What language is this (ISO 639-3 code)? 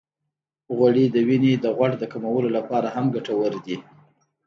pus